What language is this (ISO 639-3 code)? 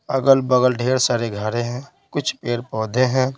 hin